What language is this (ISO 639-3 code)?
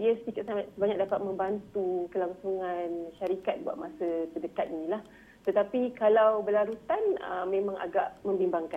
msa